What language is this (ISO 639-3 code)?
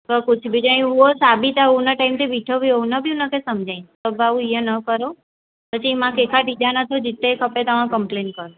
snd